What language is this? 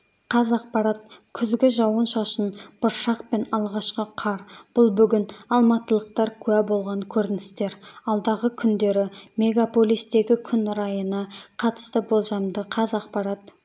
Kazakh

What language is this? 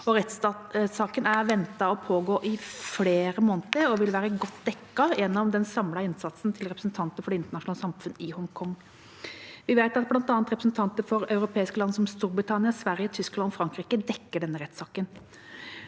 Norwegian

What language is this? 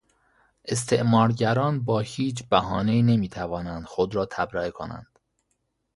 Persian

